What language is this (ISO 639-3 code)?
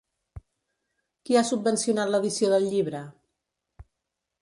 cat